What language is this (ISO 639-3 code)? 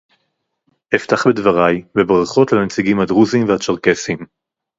heb